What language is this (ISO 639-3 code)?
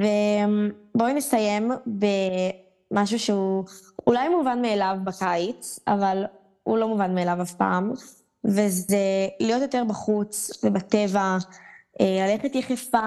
heb